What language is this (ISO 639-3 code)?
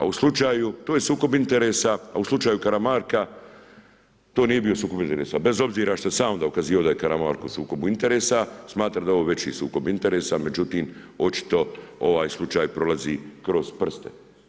hrv